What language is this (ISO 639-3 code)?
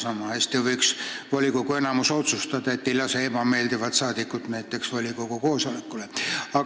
est